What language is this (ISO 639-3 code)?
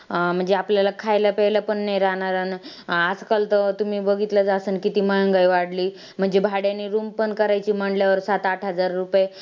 mar